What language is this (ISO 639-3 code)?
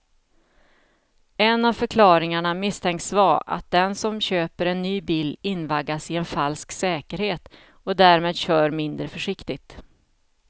swe